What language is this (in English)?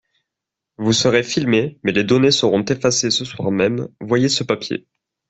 French